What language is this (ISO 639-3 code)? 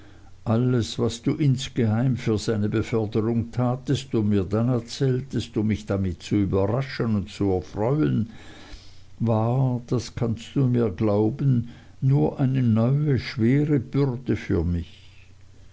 deu